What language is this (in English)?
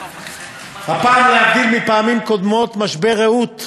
Hebrew